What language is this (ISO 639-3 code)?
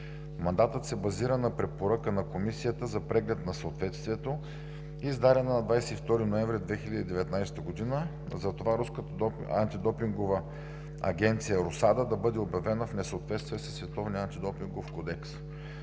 bul